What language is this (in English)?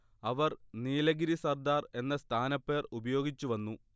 Malayalam